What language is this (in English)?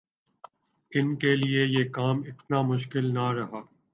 Urdu